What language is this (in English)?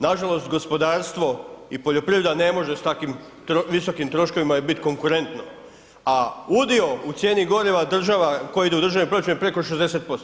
Croatian